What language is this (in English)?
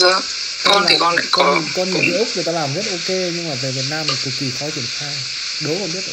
Vietnamese